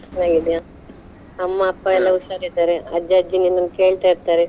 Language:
Kannada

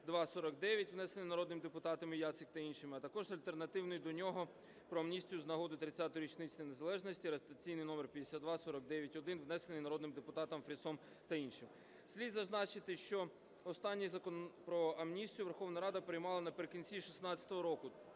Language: Ukrainian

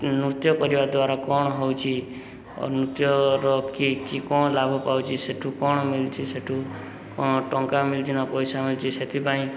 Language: Odia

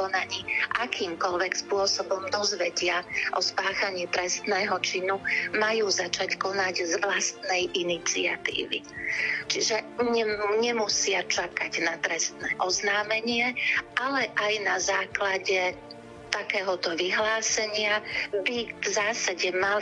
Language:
Slovak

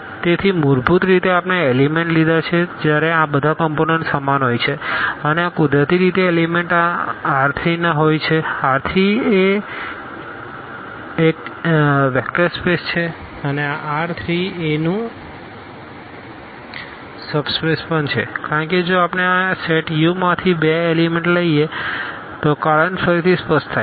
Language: Gujarati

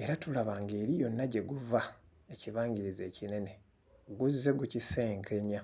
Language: Ganda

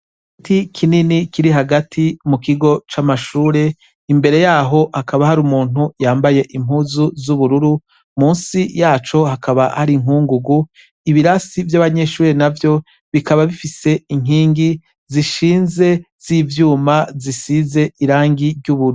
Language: Rundi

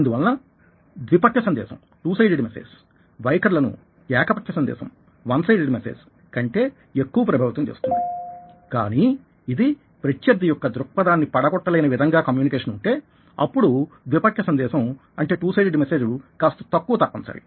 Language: Telugu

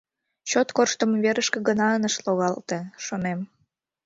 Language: Mari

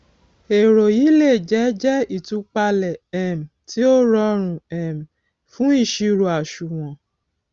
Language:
Yoruba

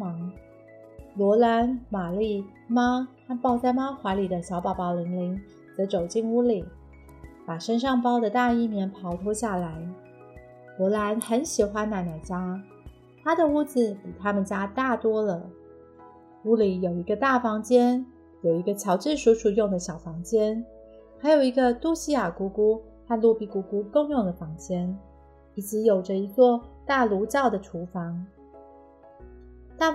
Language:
Chinese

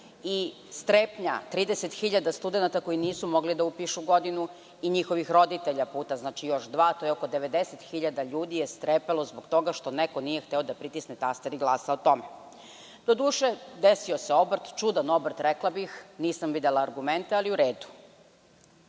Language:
Serbian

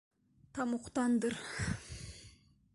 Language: Bashkir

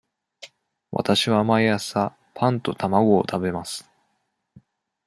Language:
Japanese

